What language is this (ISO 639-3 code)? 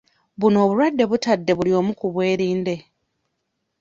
lug